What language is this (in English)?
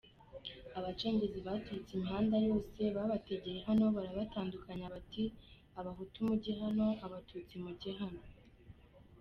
Kinyarwanda